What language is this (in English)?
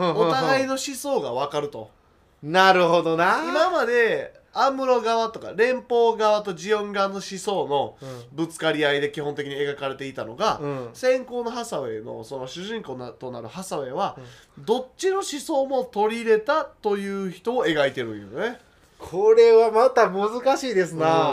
Japanese